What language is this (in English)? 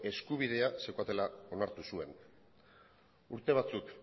Basque